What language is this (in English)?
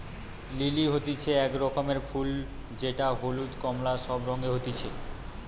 Bangla